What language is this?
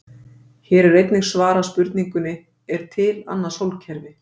Icelandic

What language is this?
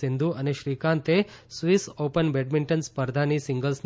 Gujarati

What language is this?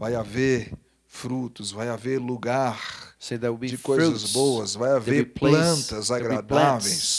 Portuguese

